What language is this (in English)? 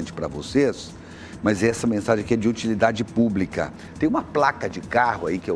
Portuguese